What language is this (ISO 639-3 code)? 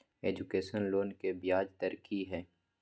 mai